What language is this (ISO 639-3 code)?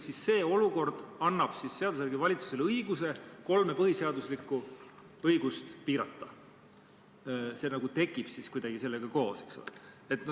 est